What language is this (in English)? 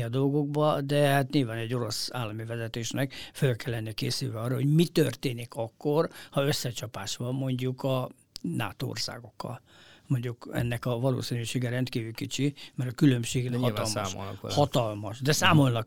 Hungarian